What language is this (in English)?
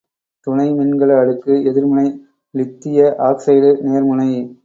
Tamil